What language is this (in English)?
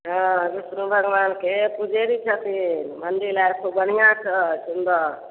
Maithili